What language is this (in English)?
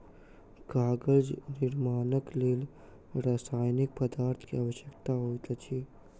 Maithili